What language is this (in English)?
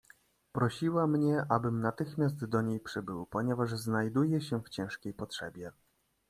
Polish